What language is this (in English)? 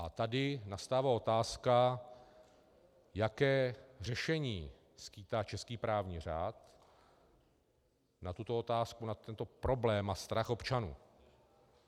Czech